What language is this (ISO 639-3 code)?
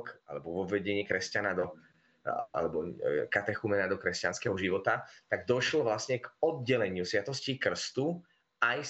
slk